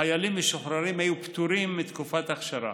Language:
Hebrew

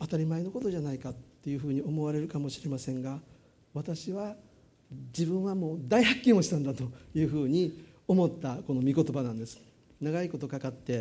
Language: Japanese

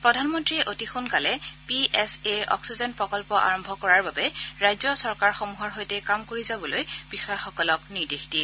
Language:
Assamese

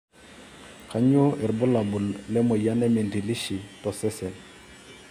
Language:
Masai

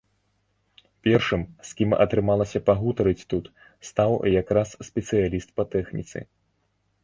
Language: Belarusian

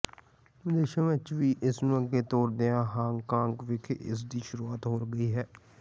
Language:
Punjabi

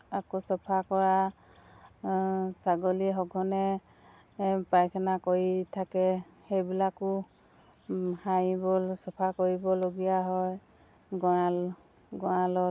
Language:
Assamese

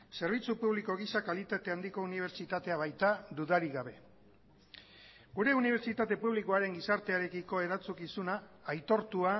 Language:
Basque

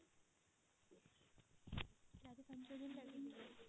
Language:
Odia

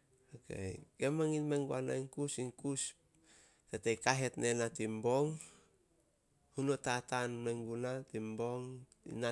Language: Solos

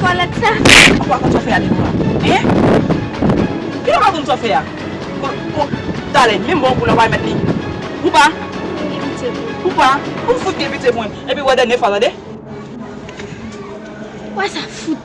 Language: French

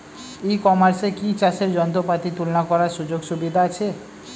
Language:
Bangla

